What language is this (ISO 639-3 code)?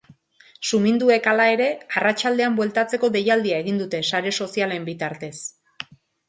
eus